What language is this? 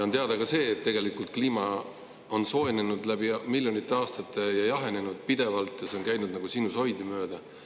Estonian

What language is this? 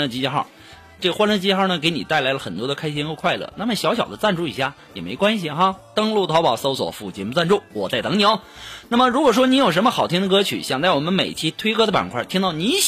Chinese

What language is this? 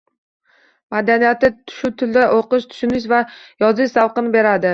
Uzbek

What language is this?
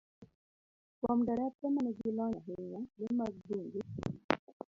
Luo (Kenya and Tanzania)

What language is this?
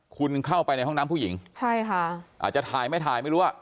Thai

